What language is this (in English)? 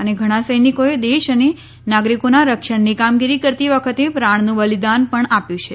Gujarati